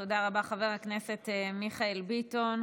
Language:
Hebrew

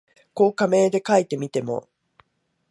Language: Japanese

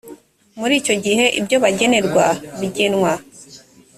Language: Kinyarwanda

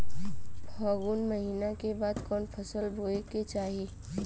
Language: Bhojpuri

